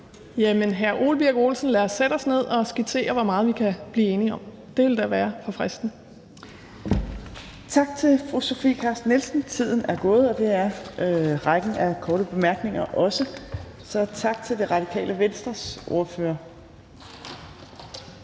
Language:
Danish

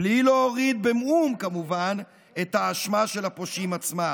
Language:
Hebrew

